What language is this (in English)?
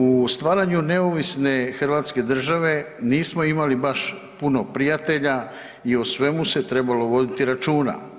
Croatian